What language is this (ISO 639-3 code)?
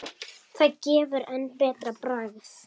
isl